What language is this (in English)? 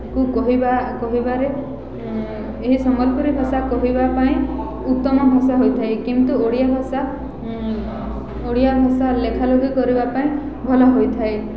Odia